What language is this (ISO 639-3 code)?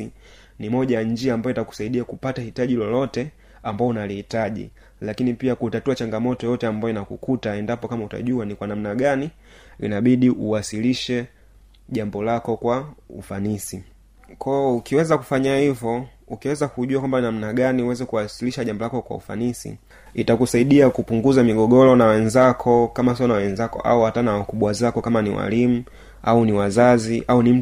swa